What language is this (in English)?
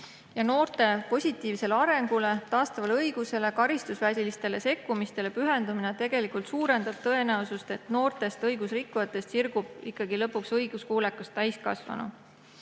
Estonian